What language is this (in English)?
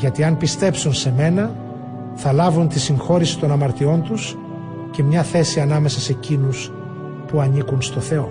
Greek